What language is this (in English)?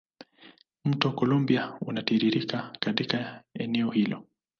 Swahili